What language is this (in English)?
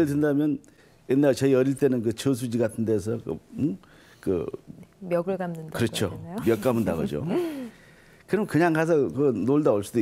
Korean